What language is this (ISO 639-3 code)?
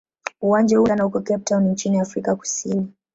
swa